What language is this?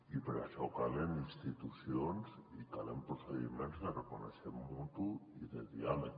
Catalan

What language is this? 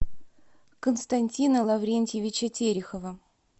Russian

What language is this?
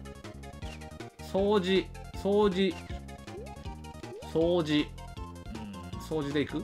Japanese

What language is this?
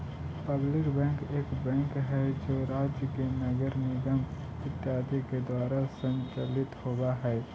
Magahi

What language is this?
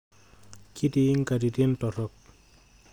Masai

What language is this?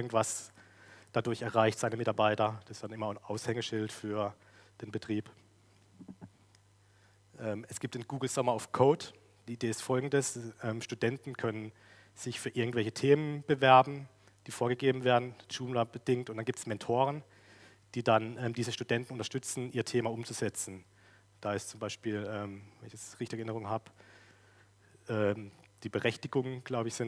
German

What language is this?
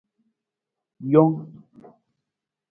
Nawdm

